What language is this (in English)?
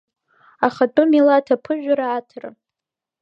Abkhazian